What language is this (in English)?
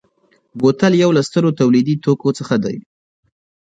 Pashto